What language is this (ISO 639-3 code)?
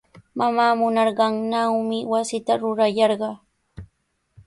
qws